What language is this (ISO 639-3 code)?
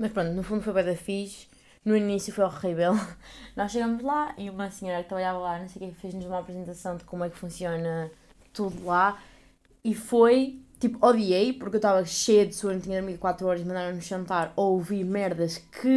por